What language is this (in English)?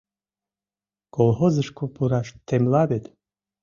Mari